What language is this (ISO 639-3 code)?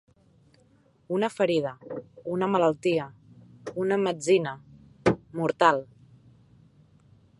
cat